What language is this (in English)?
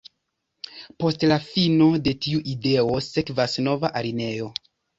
Esperanto